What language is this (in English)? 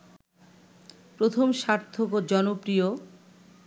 Bangla